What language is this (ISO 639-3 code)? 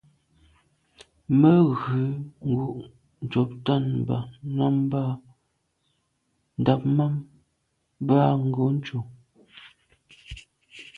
byv